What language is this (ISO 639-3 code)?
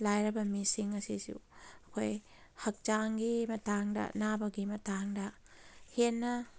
mni